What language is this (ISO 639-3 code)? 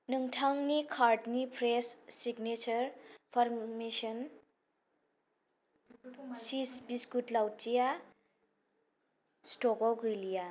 brx